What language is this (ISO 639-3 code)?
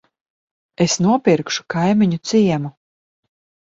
lav